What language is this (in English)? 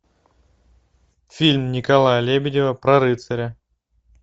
Russian